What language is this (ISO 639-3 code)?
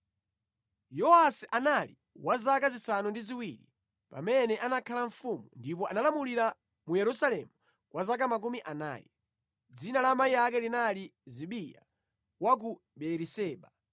nya